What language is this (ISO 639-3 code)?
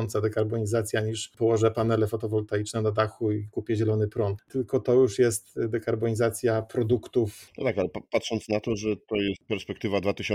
pol